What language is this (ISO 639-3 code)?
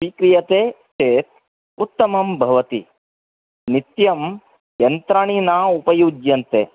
san